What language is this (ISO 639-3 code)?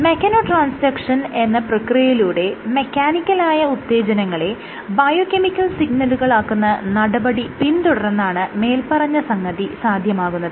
mal